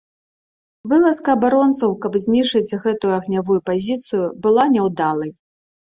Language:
Belarusian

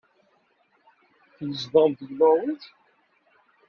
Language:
Kabyle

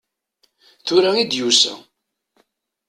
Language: Kabyle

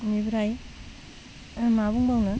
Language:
Bodo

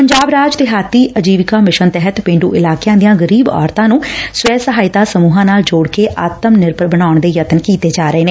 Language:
Punjabi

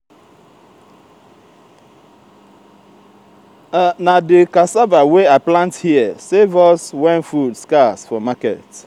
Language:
Nigerian Pidgin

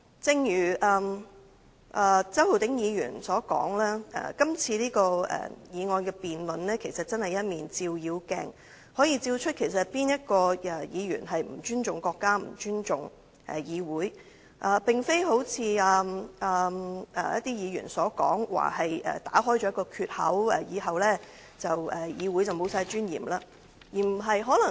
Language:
Cantonese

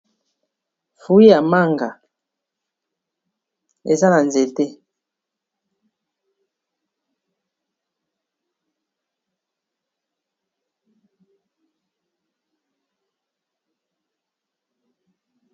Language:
Lingala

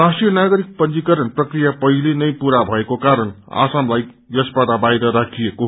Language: Nepali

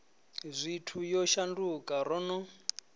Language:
Venda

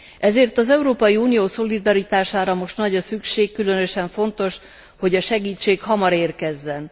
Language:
Hungarian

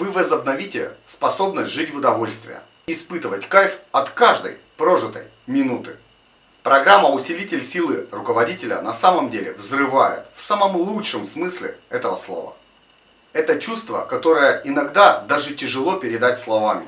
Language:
Russian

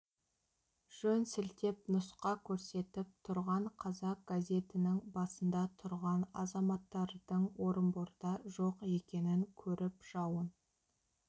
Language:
Kazakh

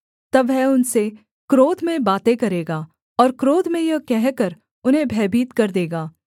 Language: Hindi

